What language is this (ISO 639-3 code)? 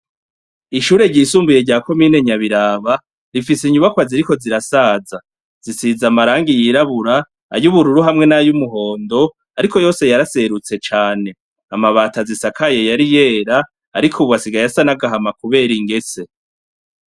run